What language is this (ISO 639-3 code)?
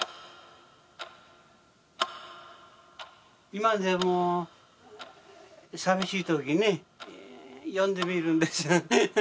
jpn